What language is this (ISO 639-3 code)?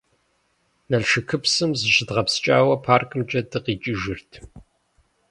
kbd